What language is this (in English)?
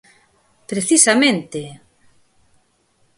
Galician